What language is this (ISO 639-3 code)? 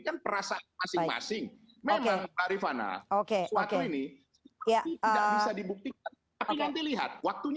ind